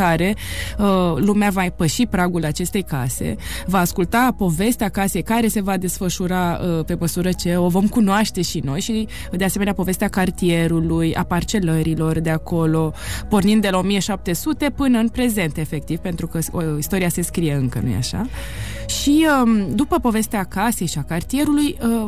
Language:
Romanian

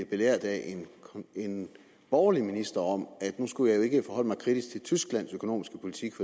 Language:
Danish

